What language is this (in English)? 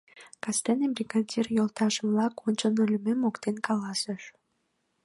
Mari